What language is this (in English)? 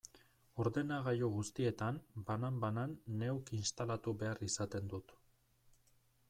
Basque